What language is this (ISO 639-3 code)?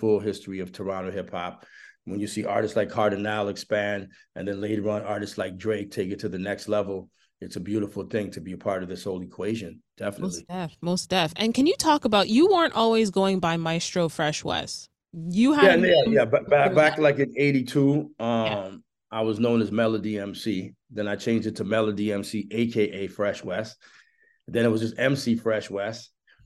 eng